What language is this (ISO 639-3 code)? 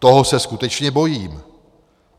ces